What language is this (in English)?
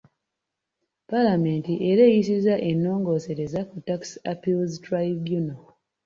Ganda